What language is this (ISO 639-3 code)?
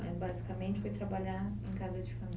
por